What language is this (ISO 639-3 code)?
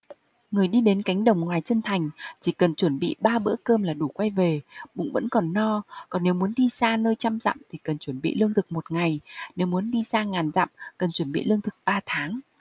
vie